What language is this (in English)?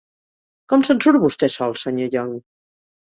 Catalan